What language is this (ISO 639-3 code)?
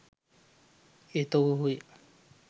sin